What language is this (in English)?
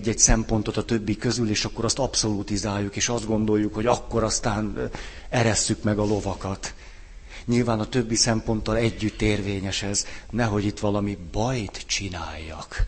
Hungarian